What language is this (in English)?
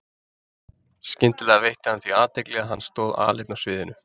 Icelandic